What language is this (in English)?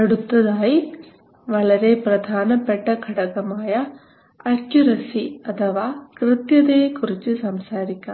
Malayalam